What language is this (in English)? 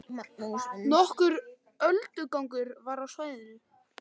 Icelandic